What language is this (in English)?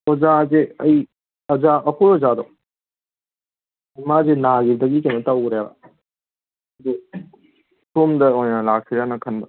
Manipuri